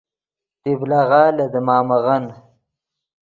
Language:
Yidgha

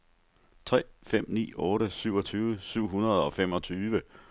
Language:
Danish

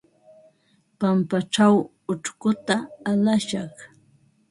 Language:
Ambo-Pasco Quechua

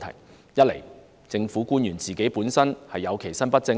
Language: Cantonese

